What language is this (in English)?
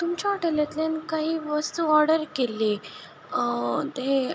Konkani